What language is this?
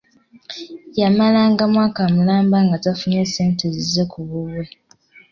Ganda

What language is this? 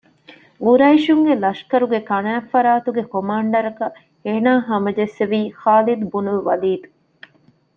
Divehi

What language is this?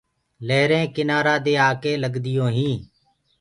Gurgula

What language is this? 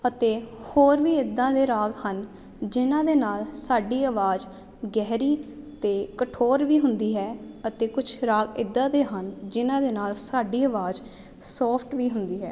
Punjabi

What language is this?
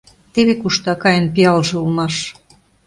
Mari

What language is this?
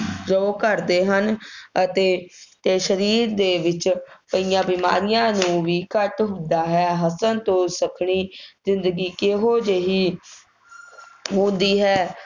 Punjabi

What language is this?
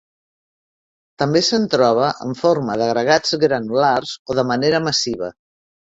Catalan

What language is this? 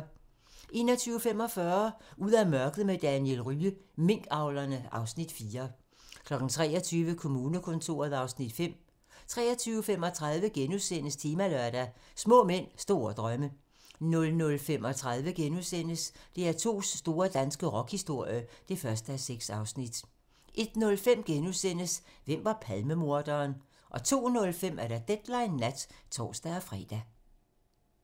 Danish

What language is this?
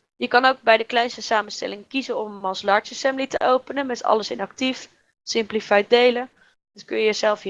Dutch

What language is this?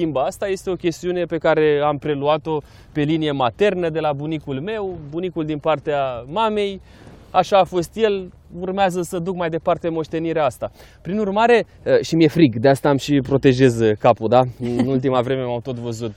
Romanian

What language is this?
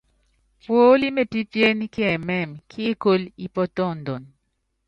Yangben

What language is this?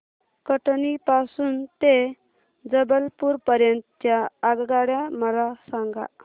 Marathi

